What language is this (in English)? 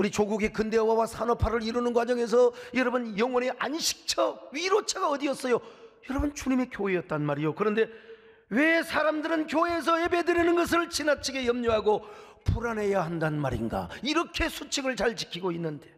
Korean